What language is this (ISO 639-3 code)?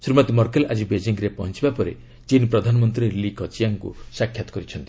ori